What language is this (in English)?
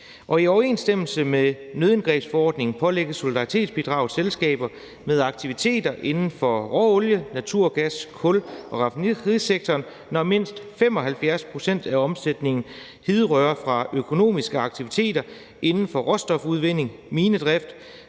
Danish